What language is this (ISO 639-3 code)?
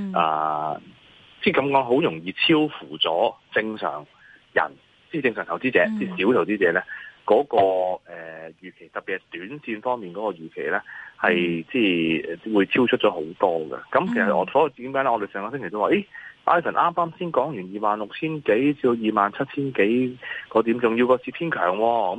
zho